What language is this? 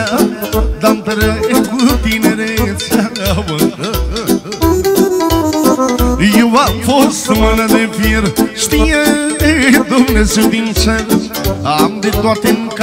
Romanian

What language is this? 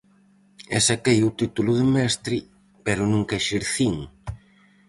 Galician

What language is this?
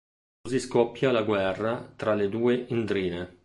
Italian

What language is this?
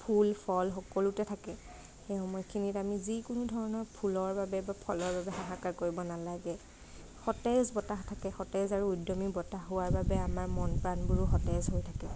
Assamese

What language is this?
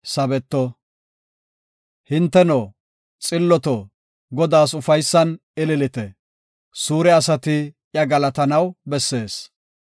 Gofa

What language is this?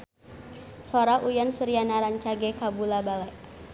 Sundanese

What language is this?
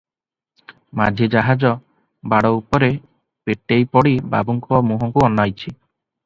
Odia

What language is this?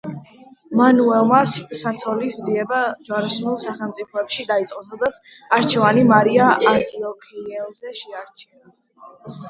Georgian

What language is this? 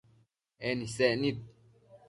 Matsés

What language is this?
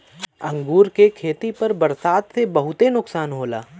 Bhojpuri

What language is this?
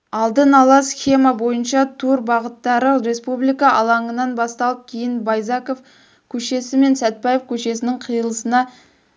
Kazakh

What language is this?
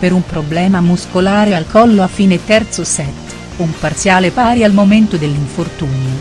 Italian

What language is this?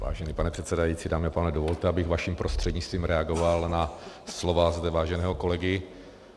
Czech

